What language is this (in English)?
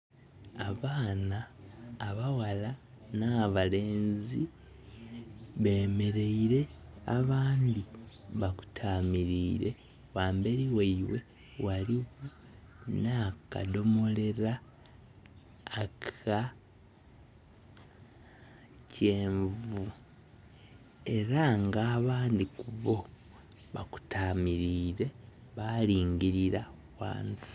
Soga